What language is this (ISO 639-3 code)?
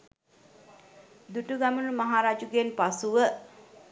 sin